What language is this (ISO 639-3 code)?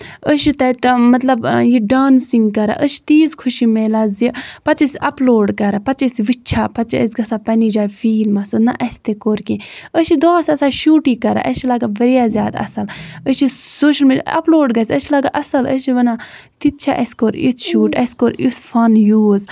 kas